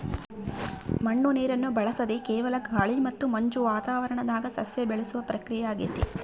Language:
Kannada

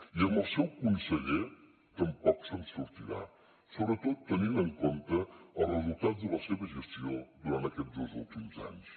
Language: Catalan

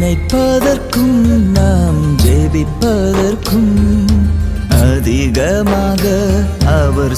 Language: Urdu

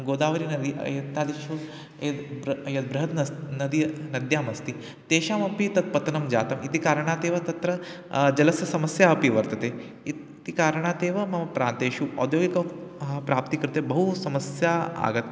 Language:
Sanskrit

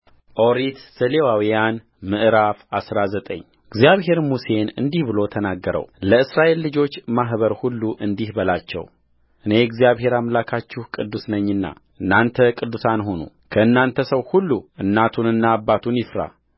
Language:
Amharic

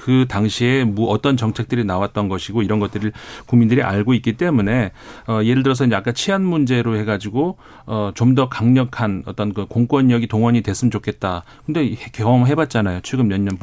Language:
Korean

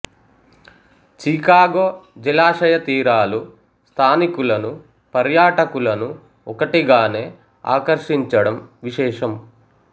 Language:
Telugu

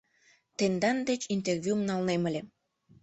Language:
Mari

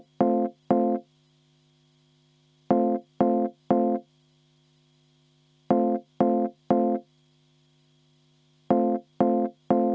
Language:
Estonian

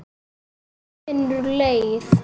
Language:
Icelandic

